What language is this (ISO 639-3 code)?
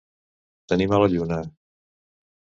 cat